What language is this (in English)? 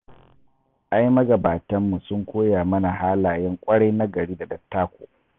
Hausa